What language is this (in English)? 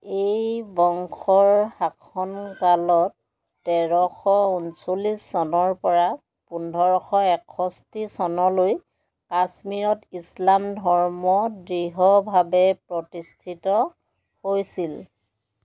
Assamese